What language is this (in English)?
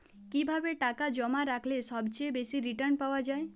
Bangla